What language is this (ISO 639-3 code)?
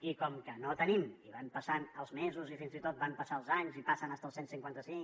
cat